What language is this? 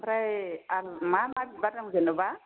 Bodo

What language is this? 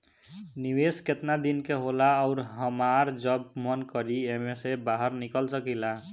Bhojpuri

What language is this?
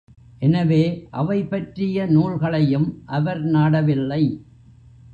Tamil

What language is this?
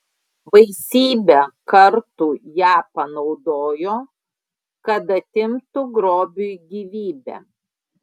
Lithuanian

